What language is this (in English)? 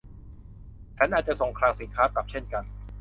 Thai